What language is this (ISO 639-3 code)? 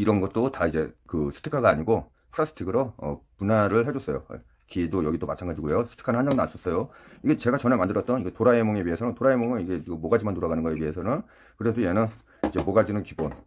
kor